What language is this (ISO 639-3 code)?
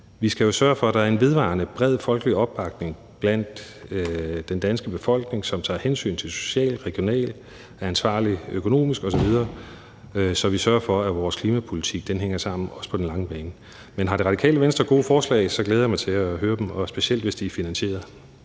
dan